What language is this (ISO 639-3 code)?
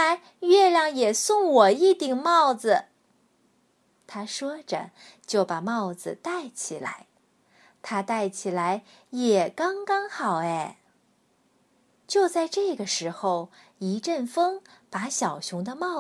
zho